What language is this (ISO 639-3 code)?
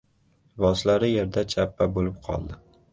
uzb